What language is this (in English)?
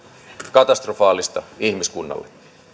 Finnish